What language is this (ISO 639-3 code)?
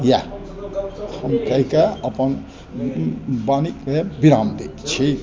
mai